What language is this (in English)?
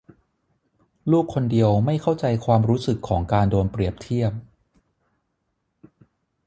Thai